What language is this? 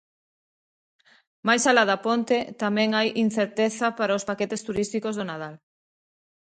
Galician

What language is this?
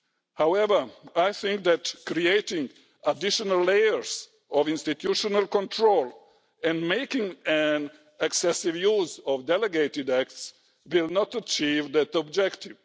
English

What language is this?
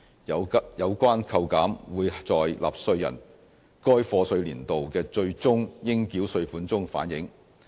Cantonese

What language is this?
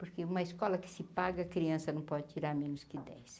Portuguese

